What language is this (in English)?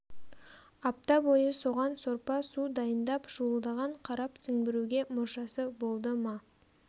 Kazakh